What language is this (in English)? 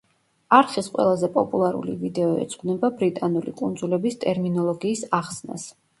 Georgian